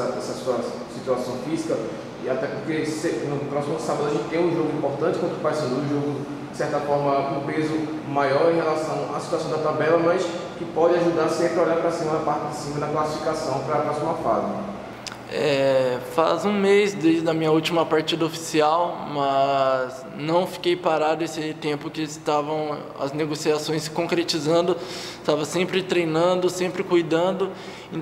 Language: Portuguese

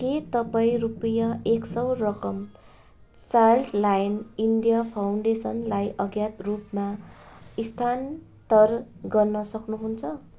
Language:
Nepali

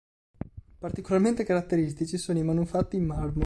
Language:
Italian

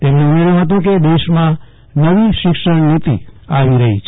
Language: Gujarati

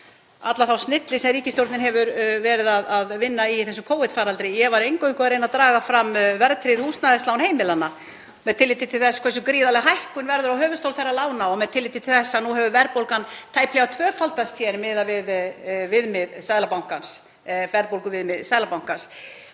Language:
Icelandic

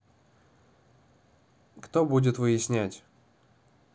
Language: Russian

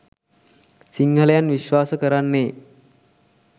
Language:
Sinhala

